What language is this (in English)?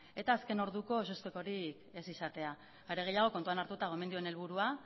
Basque